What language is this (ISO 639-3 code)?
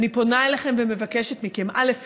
heb